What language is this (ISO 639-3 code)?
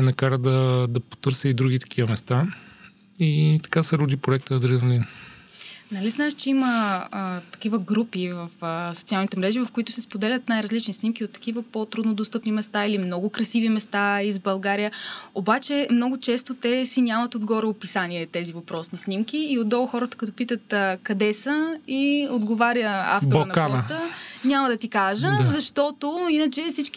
bul